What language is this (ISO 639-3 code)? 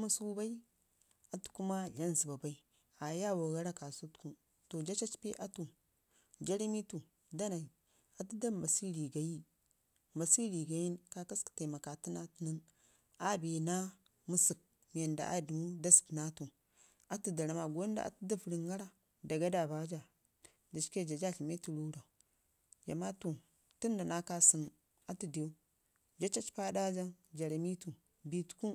ngi